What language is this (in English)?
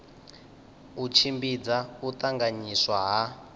Venda